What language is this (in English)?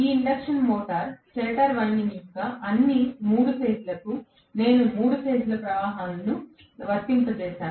Telugu